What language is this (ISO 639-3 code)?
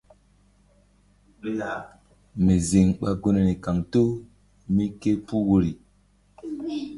mdd